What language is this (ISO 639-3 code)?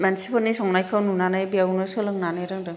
brx